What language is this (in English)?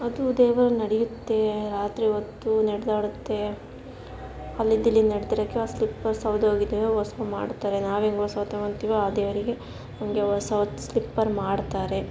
Kannada